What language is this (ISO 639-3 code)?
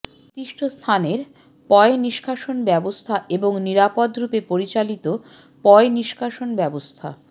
ben